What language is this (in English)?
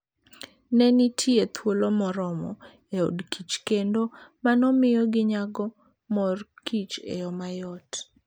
Luo (Kenya and Tanzania)